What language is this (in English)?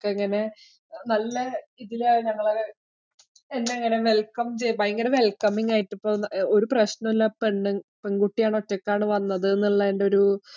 Malayalam